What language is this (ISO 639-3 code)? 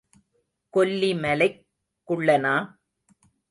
tam